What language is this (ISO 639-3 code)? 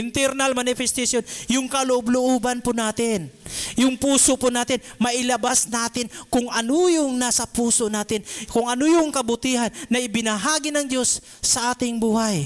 fil